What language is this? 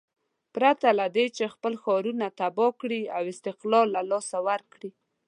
Pashto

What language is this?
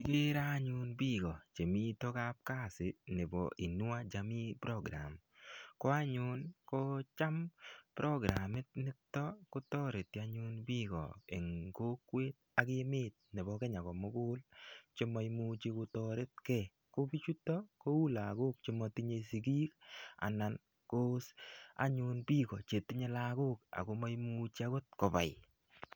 Kalenjin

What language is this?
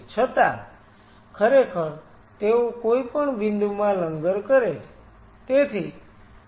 Gujarati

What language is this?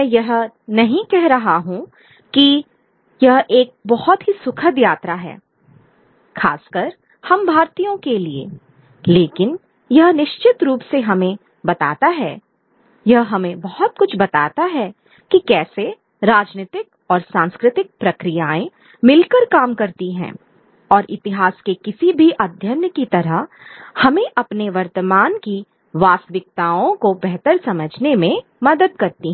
Hindi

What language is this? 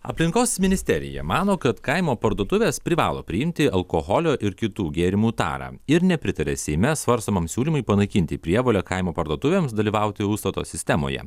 Lithuanian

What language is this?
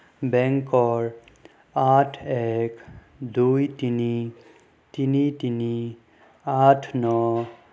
Assamese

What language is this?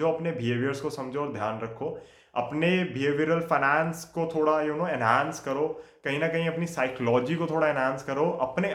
Hindi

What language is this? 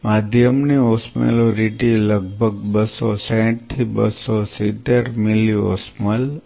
Gujarati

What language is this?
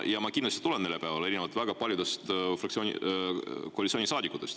Estonian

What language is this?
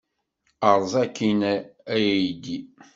Kabyle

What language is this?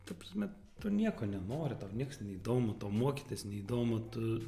Lithuanian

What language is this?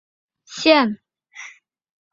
Chinese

